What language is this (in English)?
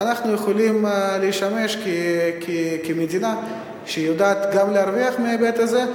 Hebrew